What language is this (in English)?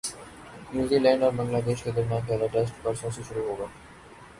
Urdu